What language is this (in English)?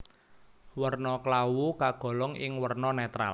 Javanese